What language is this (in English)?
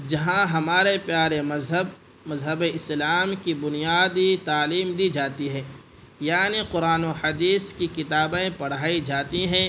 Urdu